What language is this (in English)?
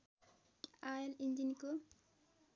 Nepali